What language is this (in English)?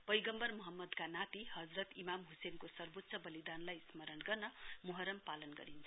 Nepali